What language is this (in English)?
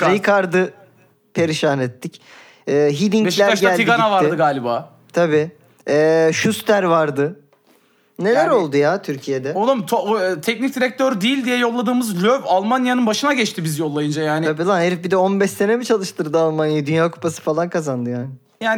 Turkish